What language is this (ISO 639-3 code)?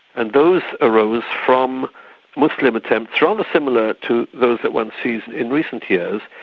eng